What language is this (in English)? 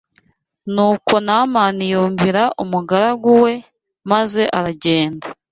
Kinyarwanda